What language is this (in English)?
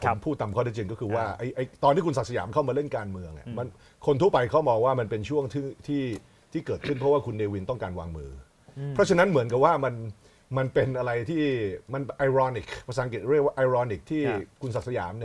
Thai